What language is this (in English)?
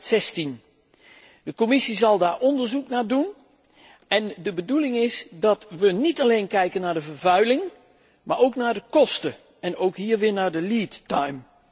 Dutch